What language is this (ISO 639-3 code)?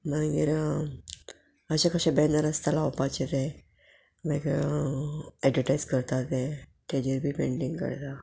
kok